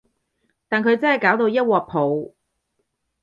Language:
Cantonese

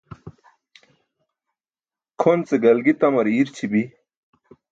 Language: Burushaski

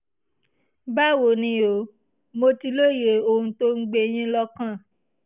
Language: Yoruba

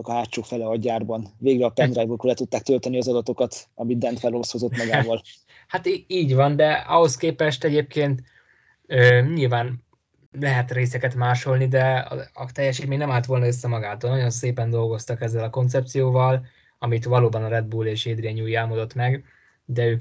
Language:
Hungarian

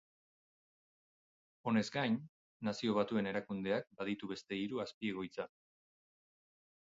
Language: Basque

